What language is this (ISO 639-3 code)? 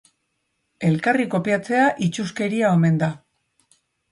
eus